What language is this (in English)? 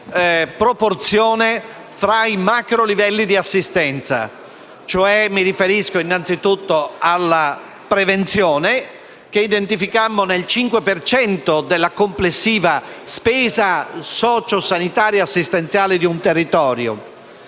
Italian